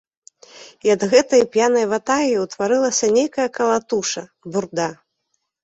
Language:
Belarusian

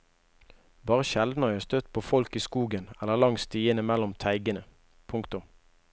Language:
Norwegian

